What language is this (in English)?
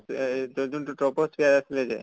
Assamese